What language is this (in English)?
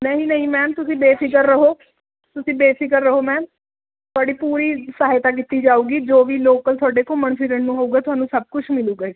Punjabi